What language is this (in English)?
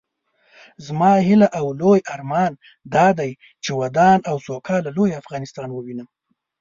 Pashto